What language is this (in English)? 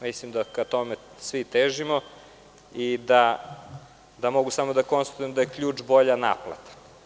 Serbian